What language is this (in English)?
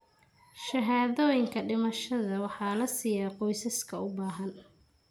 Somali